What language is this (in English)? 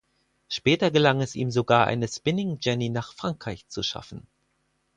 German